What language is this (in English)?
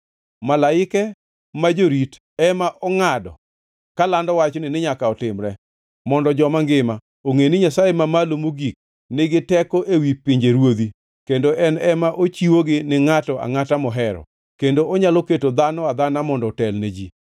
Luo (Kenya and Tanzania)